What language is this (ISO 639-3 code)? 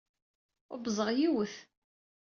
kab